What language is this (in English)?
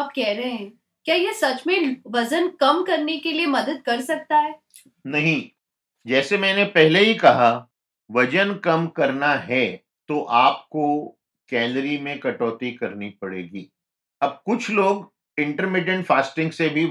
Hindi